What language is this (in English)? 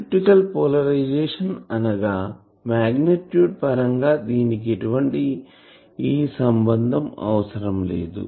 Telugu